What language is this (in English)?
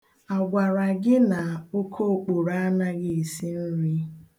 Igbo